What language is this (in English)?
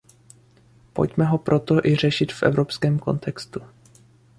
Czech